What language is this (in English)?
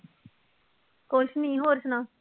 Punjabi